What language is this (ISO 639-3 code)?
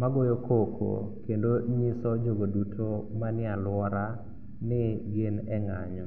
luo